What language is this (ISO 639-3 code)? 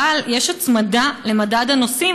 heb